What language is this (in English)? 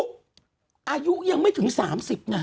Thai